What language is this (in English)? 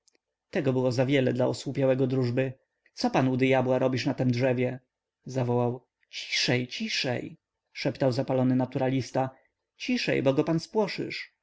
Polish